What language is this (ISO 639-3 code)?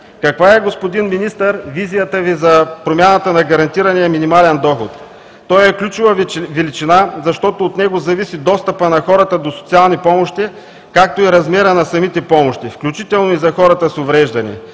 bul